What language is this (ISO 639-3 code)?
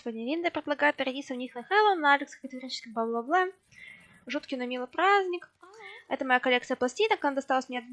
rus